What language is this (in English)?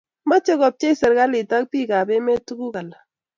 Kalenjin